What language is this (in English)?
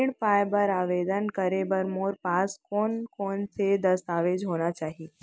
Chhattisgarhi